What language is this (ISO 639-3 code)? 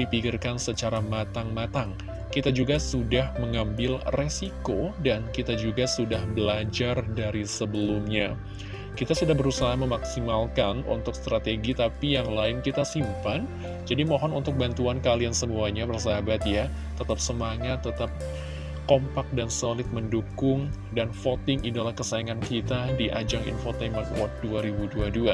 ind